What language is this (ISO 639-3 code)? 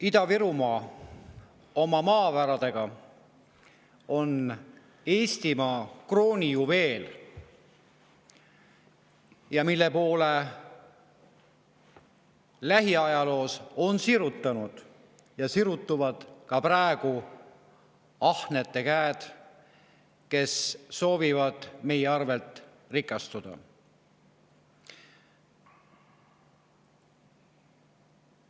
est